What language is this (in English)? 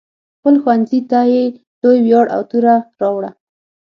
Pashto